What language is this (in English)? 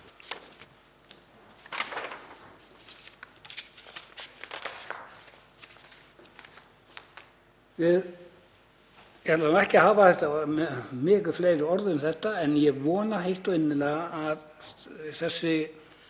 Icelandic